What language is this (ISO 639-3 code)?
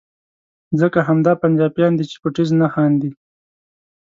pus